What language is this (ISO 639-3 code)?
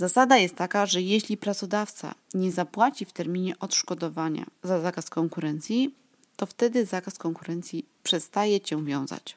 pol